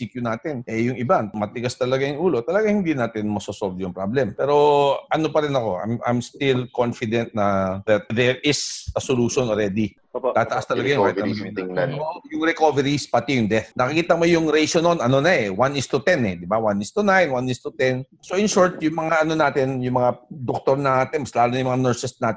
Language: Filipino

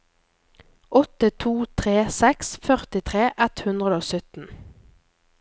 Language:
Norwegian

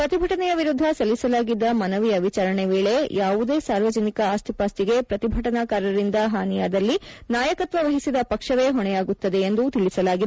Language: Kannada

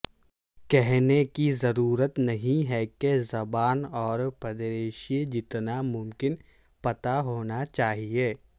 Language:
Urdu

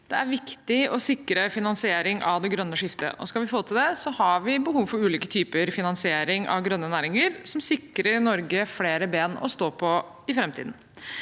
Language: Norwegian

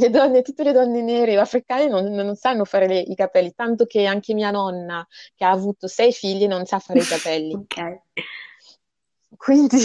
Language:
Italian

